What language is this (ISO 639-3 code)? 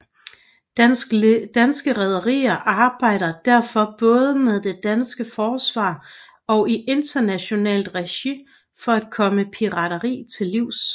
dan